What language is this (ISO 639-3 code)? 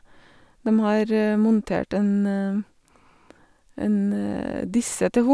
nor